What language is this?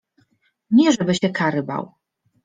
Polish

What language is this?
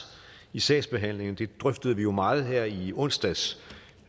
Danish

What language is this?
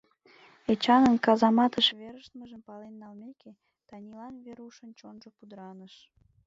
Mari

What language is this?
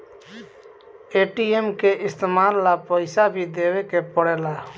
Bhojpuri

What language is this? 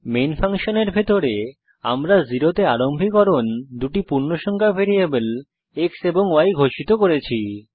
Bangla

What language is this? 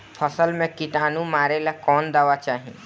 Bhojpuri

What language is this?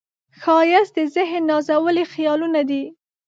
Pashto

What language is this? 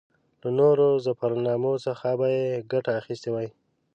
Pashto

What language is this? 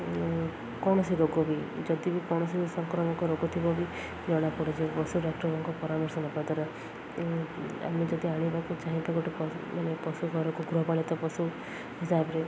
Odia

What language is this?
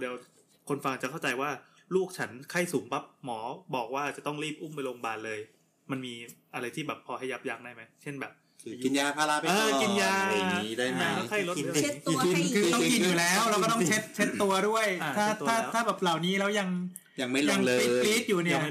Thai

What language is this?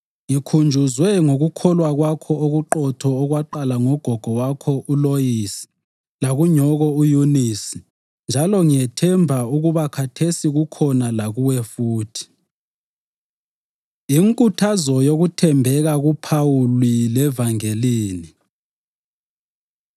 North Ndebele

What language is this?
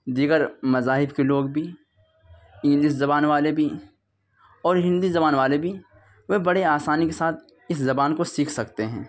Urdu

